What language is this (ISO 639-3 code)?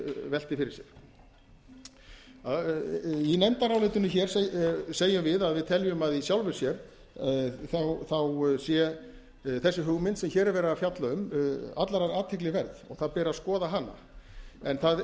isl